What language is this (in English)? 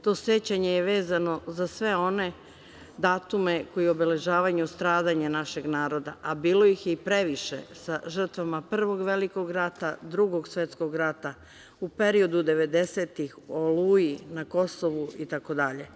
Serbian